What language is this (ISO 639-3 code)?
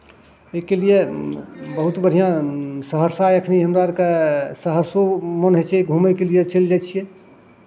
mai